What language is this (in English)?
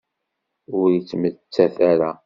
Kabyle